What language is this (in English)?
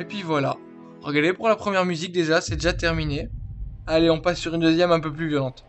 French